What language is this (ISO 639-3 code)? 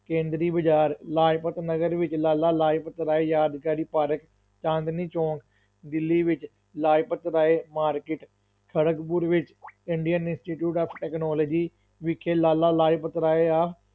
pan